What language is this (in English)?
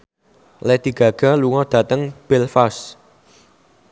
Javanese